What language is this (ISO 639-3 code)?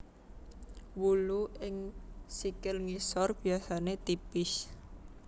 jav